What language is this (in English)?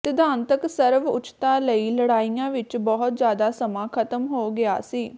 Punjabi